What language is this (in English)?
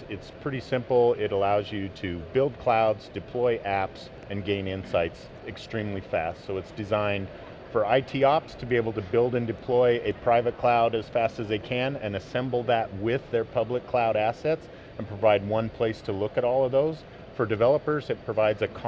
English